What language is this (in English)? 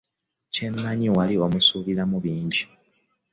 Ganda